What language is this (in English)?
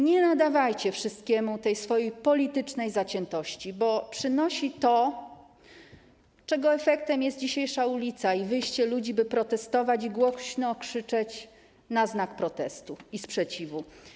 Polish